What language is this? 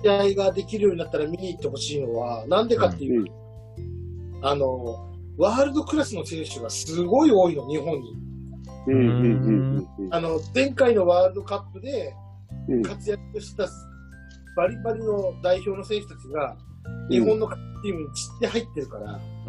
Japanese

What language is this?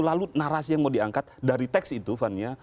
Indonesian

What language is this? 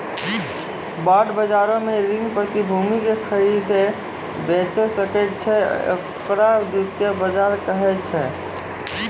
Maithili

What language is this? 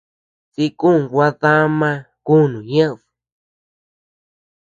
Tepeuxila Cuicatec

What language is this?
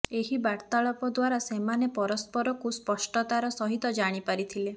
Odia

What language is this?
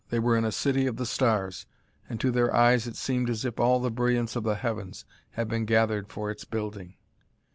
English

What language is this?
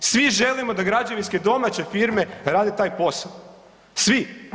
Croatian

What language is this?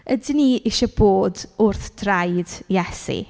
Welsh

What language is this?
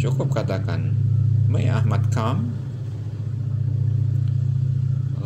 Indonesian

